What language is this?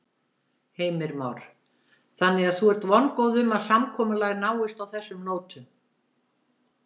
Icelandic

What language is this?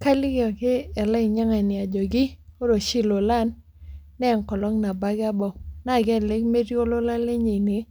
Masai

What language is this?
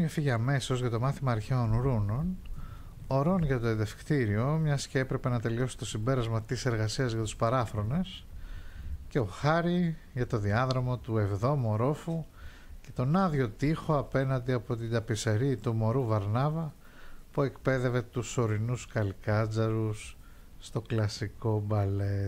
Greek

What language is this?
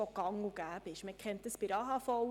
Swiss German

